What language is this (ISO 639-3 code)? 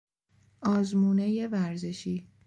fas